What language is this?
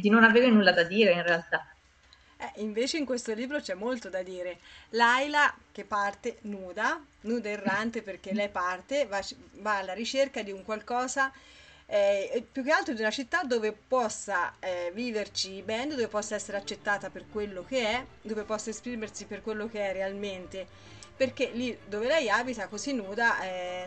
Italian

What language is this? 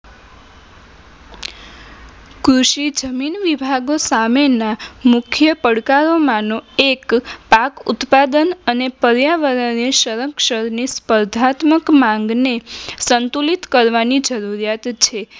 Gujarati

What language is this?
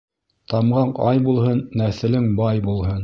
Bashkir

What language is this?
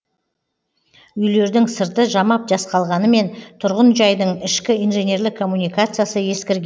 Kazakh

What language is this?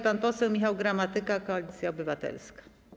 Polish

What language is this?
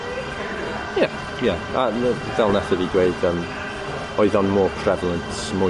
Welsh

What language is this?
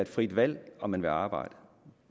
Danish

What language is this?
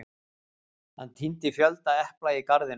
Icelandic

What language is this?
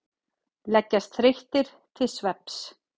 Icelandic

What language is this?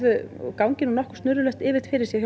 Icelandic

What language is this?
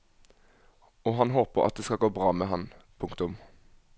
Norwegian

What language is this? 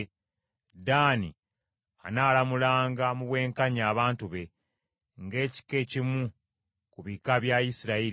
Ganda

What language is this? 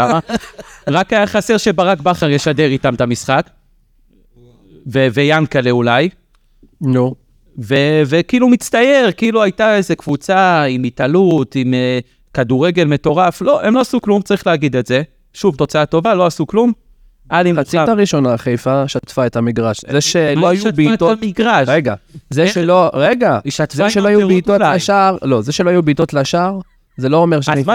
Hebrew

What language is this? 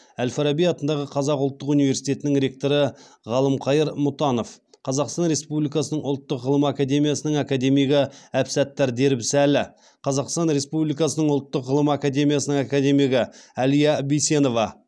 Kazakh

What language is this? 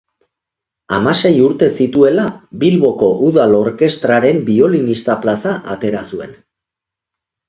Basque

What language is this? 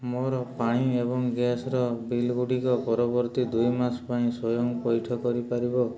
Odia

